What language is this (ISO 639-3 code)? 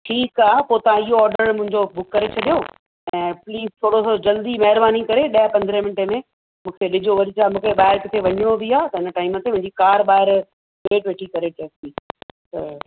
snd